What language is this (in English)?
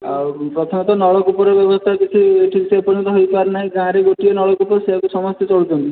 Odia